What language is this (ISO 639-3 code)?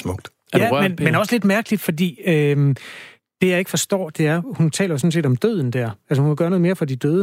dan